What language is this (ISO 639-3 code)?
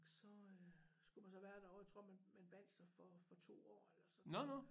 dan